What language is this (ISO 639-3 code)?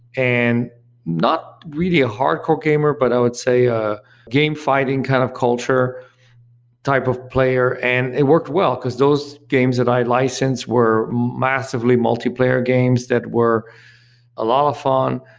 eng